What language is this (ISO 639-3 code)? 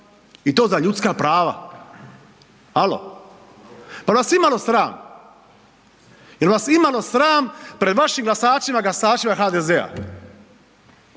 hrv